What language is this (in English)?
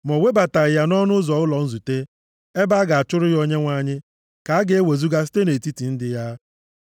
Igbo